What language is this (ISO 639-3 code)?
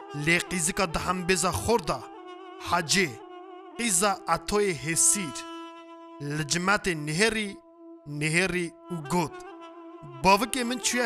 tur